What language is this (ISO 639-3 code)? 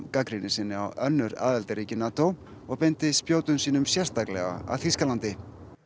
isl